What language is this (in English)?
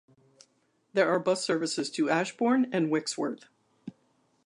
English